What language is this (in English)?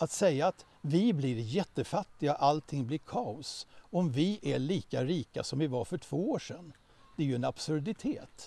Swedish